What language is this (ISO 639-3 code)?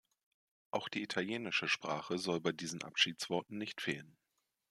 deu